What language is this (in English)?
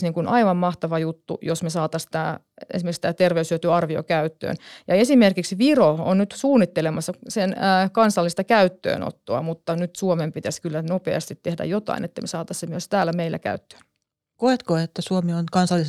Finnish